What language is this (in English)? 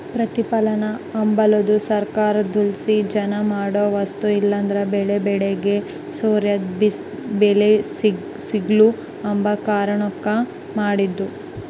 Kannada